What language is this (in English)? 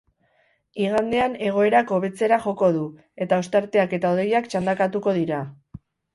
Basque